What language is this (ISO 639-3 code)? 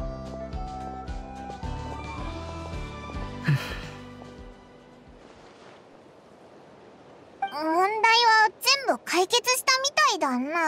jpn